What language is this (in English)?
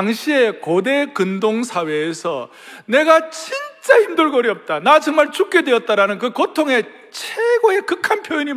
Korean